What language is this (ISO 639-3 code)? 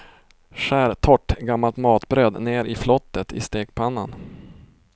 swe